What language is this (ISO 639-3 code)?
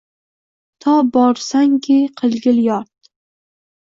uzb